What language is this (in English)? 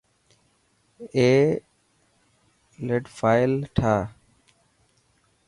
Dhatki